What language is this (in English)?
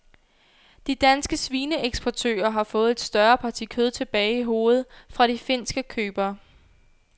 Danish